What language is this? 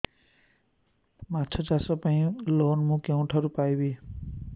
Odia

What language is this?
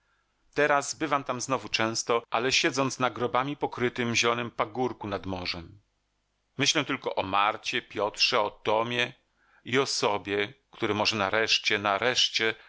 Polish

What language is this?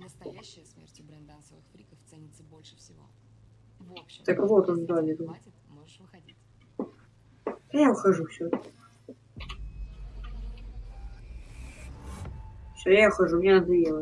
Russian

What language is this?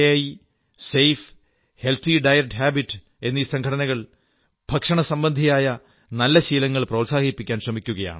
Malayalam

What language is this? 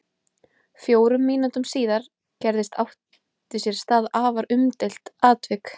Icelandic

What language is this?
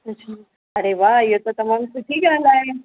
Sindhi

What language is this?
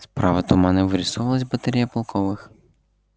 Russian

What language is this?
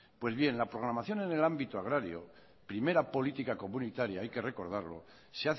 Spanish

